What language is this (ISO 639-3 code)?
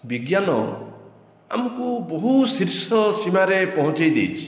ori